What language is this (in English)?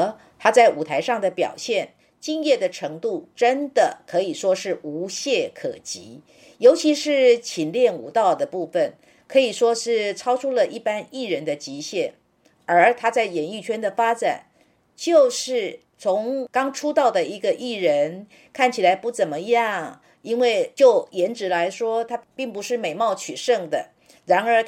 Chinese